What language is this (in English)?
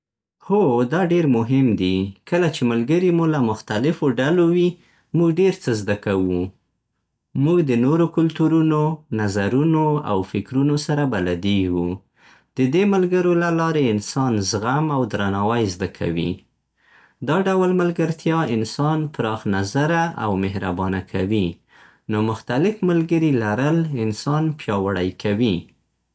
Central Pashto